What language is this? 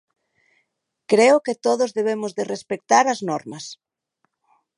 Galician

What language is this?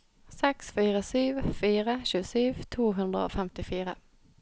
Norwegian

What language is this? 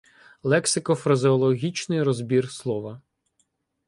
Ukrainian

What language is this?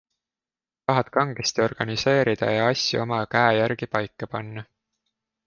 Estonian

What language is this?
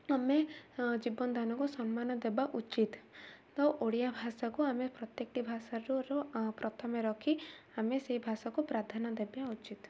Odia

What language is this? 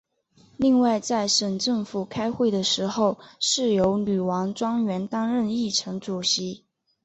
Chinese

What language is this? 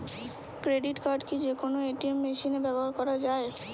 Bangla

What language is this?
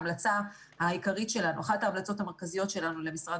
Hebrew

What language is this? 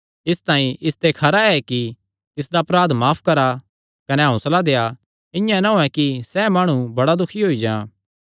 Kangri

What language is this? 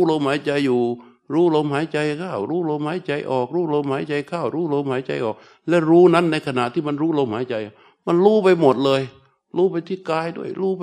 Thai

